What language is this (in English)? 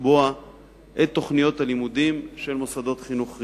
Hebrew